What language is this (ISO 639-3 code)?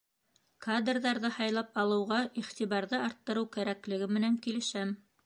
bak